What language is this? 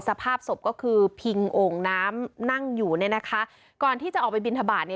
Thai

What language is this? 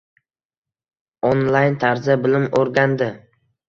Uzbek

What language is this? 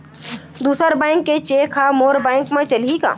Chhattisgarhi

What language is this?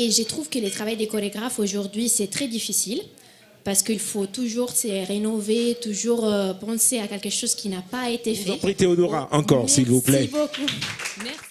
French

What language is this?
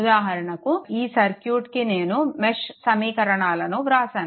Telugu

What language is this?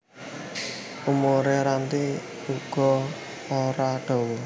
Javanese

